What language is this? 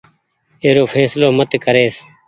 Goaria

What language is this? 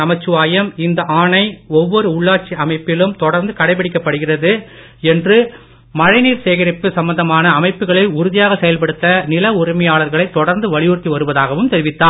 Tamil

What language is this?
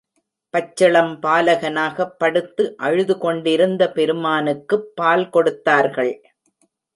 Tamil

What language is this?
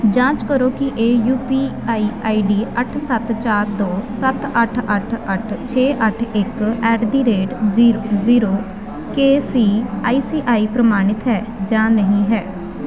Punjabi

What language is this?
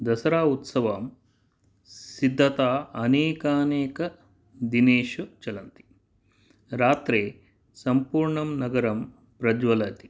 Sanskrit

